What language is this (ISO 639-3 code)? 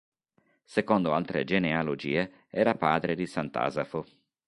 ita